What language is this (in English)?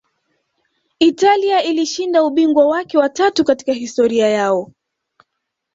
Swahili